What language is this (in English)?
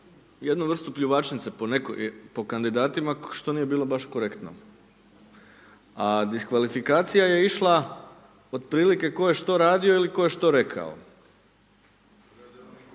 Croatian